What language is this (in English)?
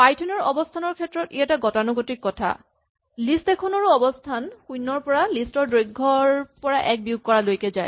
Assamese